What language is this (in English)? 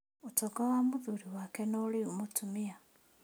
Kikuyu